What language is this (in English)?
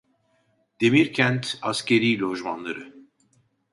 Turkish